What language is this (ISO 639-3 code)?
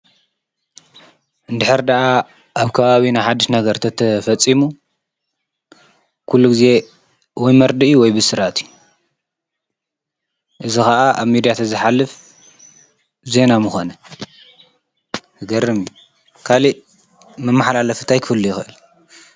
tir